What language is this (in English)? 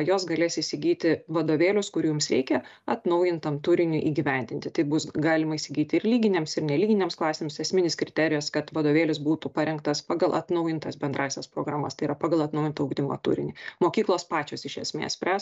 Lithuanian